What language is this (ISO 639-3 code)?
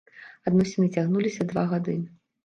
bel